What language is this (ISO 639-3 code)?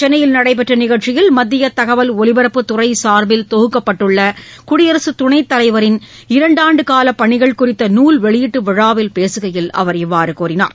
tam